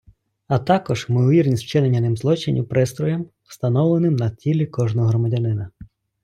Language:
Ukrainian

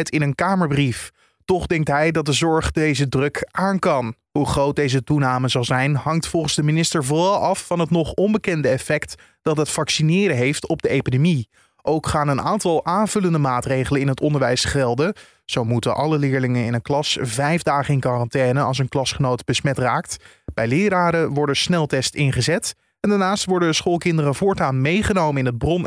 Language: Dutch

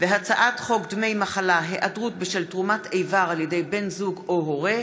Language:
Hebrew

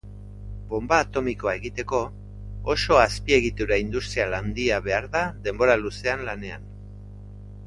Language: Basque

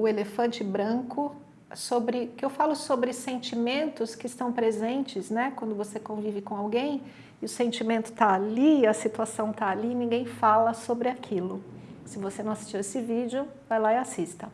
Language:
Portuguese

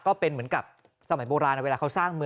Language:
Thai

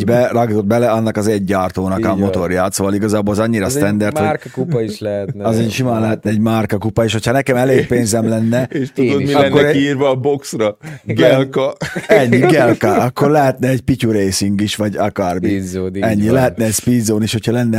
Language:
Hungarian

